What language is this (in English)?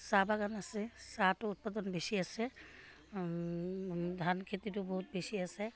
Assamese